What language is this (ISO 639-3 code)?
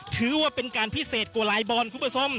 tha